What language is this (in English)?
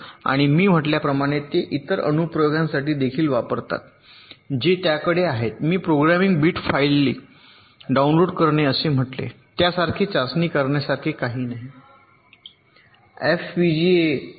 Marathi